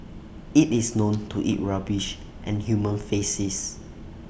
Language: English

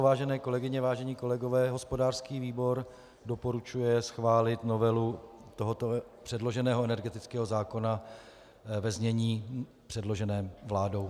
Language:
Czech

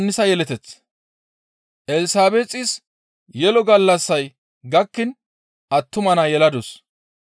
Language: Gamo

